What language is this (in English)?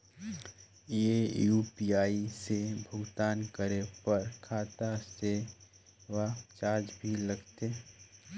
Chhattisgarhi